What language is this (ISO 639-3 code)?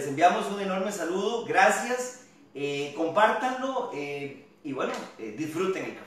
spa